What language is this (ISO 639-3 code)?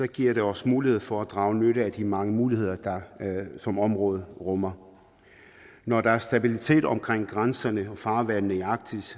dan